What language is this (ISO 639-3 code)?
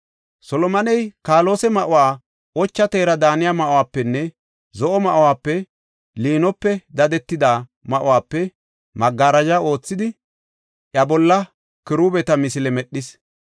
gof